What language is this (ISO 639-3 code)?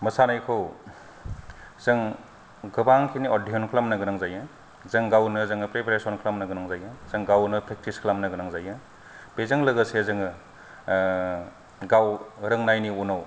brx